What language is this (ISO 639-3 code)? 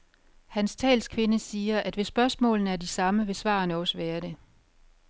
dan